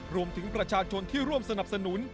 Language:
Thai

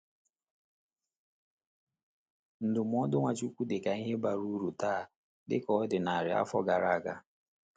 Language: Igbo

